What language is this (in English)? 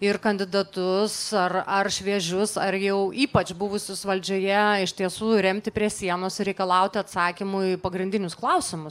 Lithuanian